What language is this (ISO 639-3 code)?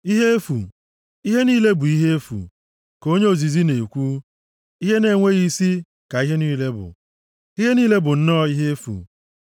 ibo